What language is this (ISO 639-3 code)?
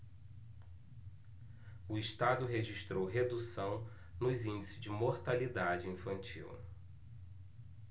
por